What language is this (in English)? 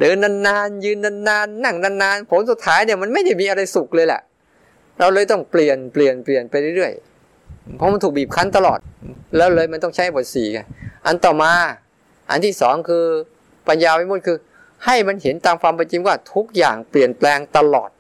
Thai